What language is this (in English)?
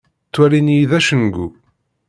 Kabyle